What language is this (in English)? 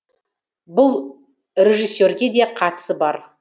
Kazakh